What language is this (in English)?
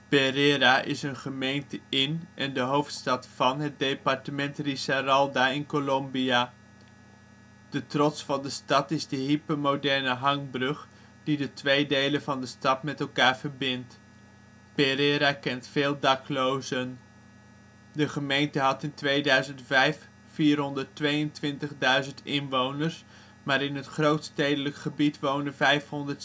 Dutch